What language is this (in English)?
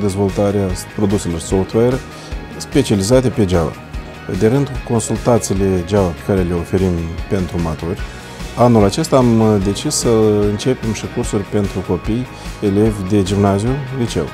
Romanian